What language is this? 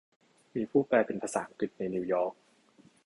Thai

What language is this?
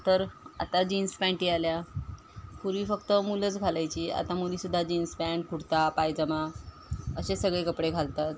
Marathi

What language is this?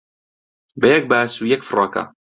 Central Kurdish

